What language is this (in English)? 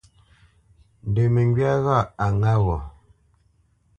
Bamenyam